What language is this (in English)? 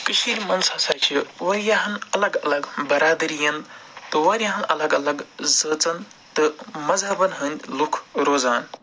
Kashmiri